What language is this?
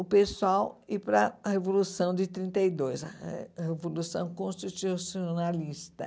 Portuguese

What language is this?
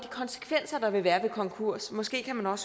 Danish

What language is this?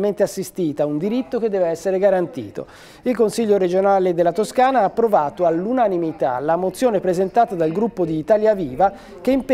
Italian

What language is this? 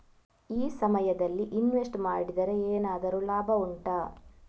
Kannada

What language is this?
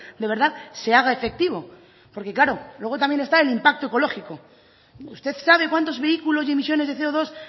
Spanish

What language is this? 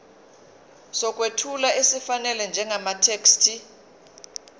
Zulu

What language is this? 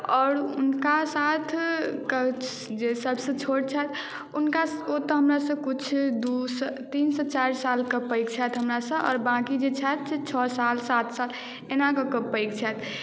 Maithili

